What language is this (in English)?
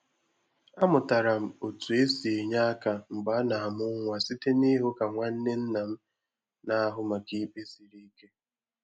Igbo